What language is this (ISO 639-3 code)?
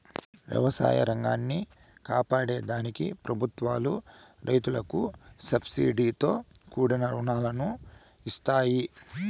tel